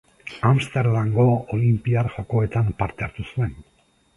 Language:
Basque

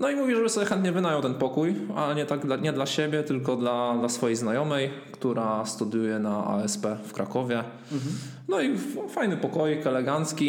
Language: Polish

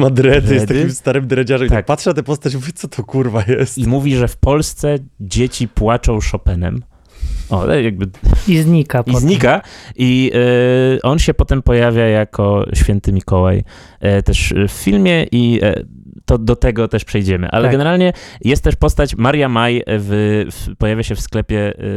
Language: Polish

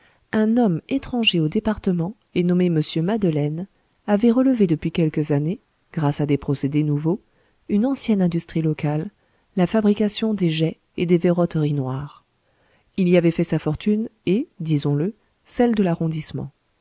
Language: French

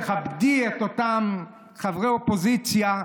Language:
Hebrew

